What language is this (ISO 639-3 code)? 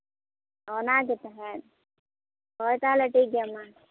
sat